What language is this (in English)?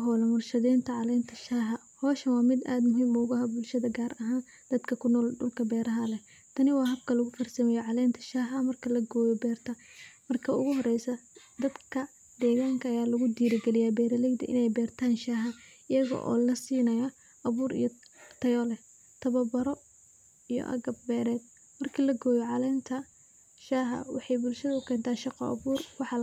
Somali